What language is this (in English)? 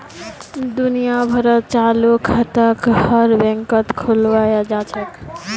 Magahi